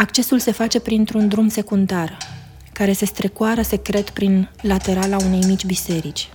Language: Romanian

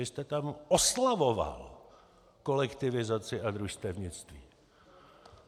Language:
Czech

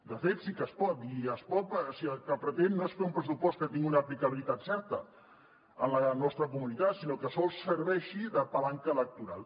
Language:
Catalan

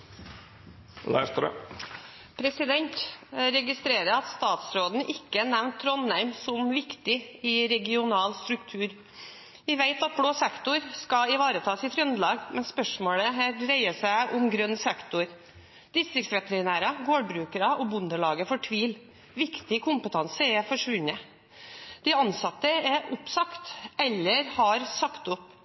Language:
Norwegian Bokmål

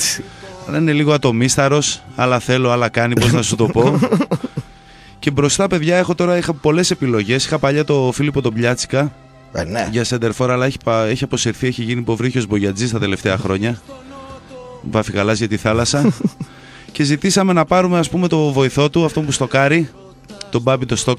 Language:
Greek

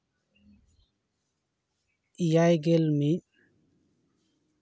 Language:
Santali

